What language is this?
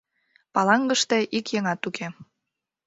Mari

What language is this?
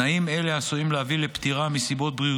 Hebrew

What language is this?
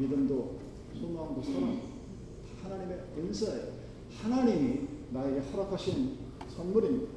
Korean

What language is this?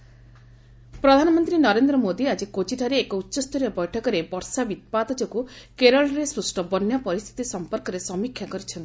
Odia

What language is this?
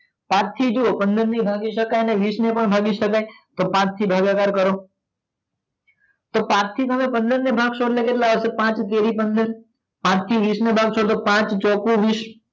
Gujarati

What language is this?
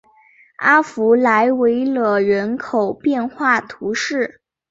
Chinese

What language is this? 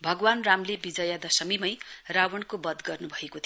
Nepali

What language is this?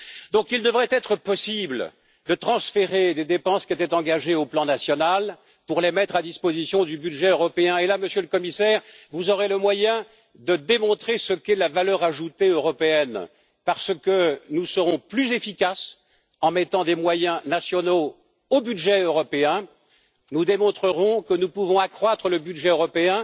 French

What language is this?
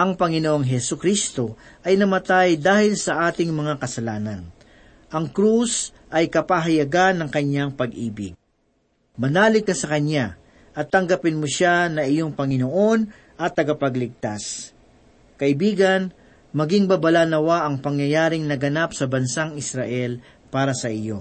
Filipino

